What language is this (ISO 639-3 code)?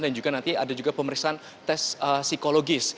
ind